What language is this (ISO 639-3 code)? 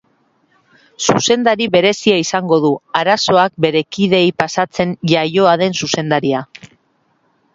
eus